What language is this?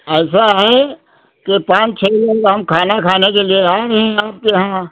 Hindi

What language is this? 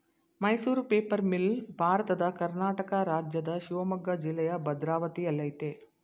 Kannada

